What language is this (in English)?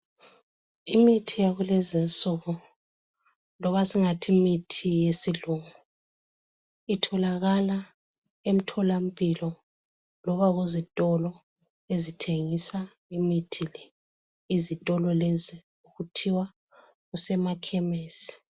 North Ndebele